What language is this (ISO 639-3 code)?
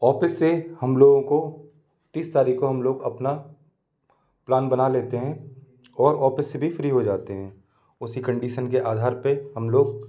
hin